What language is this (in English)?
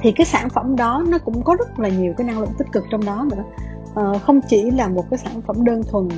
Vietnamese